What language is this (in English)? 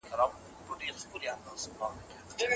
Pashto